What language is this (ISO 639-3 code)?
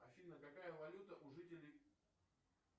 rus